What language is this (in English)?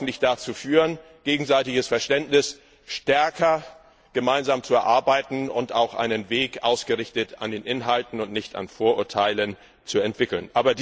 German